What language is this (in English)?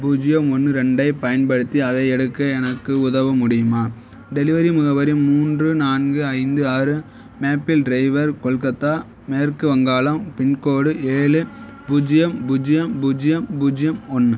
Tamil